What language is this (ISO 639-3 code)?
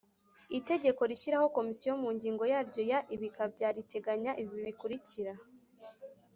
kin